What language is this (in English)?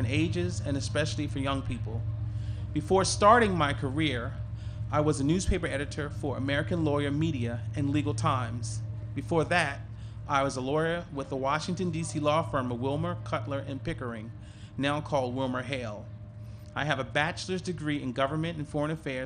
English